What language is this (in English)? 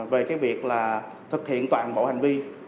Vietnamese